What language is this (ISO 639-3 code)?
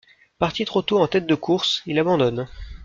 fra